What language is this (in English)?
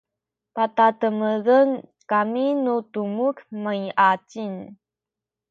Sakizaya